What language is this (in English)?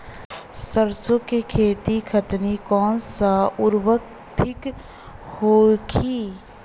Bhojpuri